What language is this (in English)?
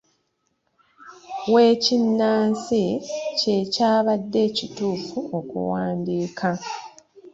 Ganda